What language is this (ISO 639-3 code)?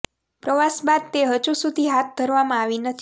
guj